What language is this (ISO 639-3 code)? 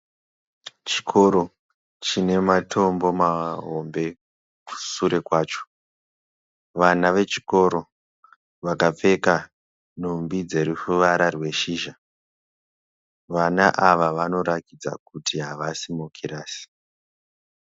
sna